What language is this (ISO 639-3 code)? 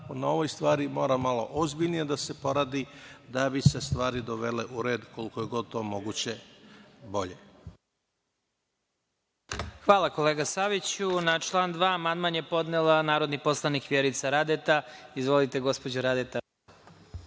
srp